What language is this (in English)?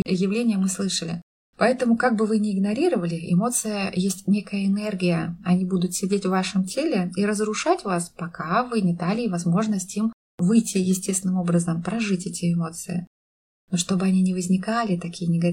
Russian